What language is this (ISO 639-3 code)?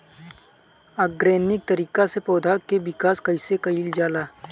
bho